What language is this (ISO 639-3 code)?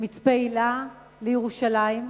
heb